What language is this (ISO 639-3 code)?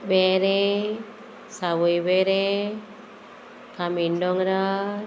kok